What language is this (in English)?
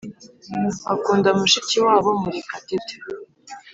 Kinyarwanda